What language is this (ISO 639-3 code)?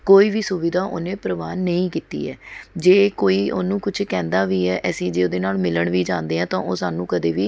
pan